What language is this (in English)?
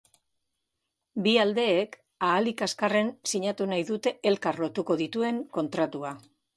Basque